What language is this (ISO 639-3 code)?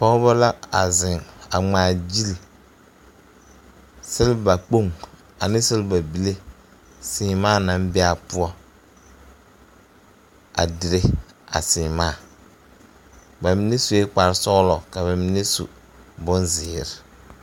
dga